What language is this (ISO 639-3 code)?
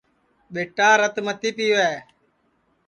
ssi